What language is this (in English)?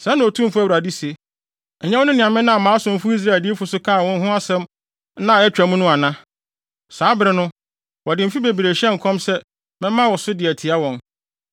Akan